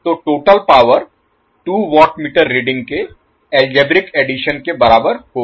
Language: Hindi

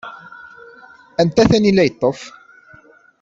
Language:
Kabyle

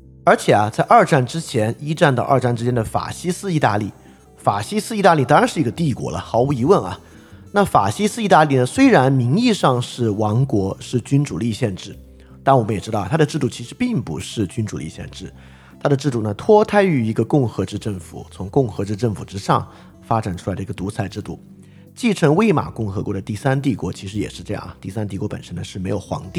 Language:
Chinese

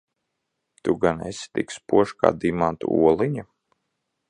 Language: Latvian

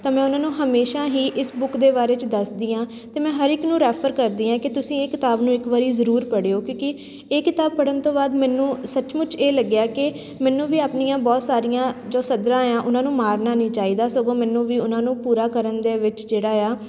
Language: Punjabi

